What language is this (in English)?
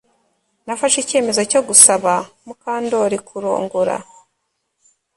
Kinyarwanda